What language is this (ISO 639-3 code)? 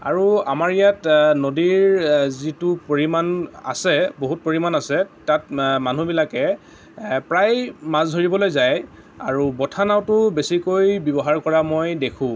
asm